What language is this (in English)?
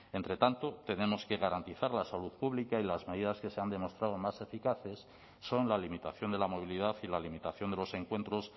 Spanish